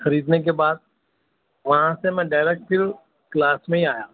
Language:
Urdu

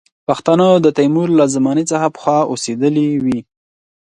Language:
Pashto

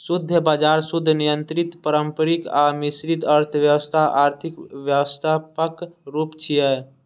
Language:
Maithili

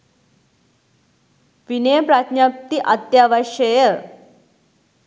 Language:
Sinhala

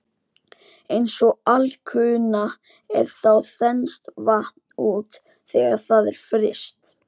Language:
Icelandic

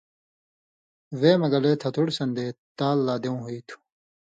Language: Indus Kohistani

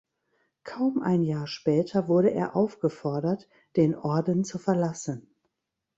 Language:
German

